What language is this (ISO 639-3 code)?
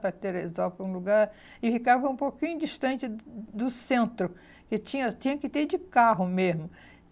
por